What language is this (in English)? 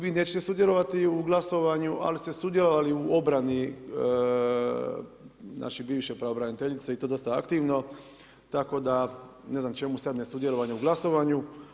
Croatian